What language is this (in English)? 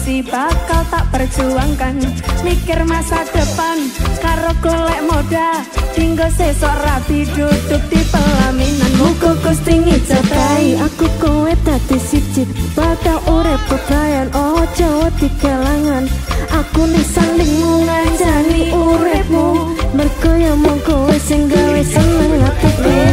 Indonesian